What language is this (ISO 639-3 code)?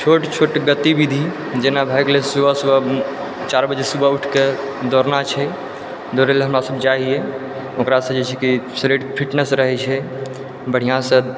mai